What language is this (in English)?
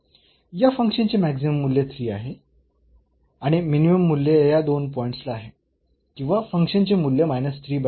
Marathi